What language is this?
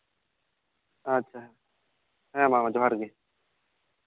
Santali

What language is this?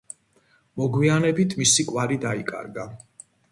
Georgian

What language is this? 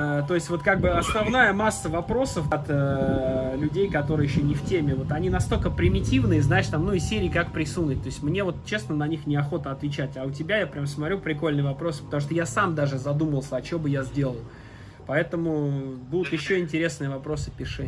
Russian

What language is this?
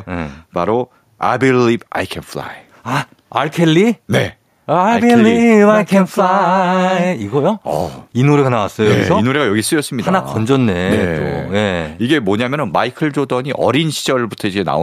Korean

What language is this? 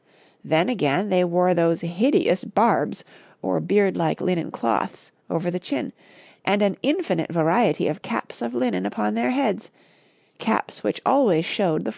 English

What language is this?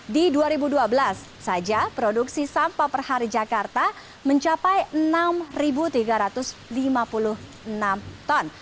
Indonesian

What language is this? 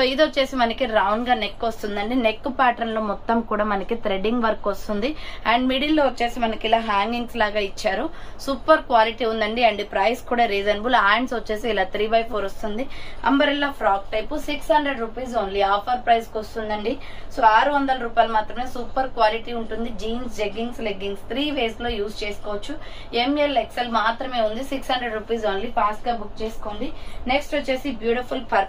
Telugu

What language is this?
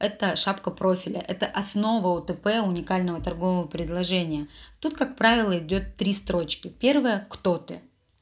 Russian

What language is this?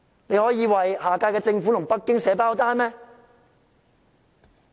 Cantonese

